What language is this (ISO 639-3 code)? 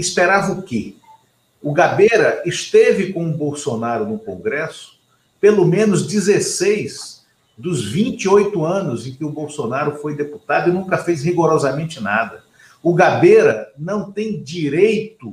por